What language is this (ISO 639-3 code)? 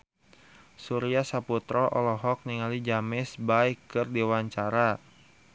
sun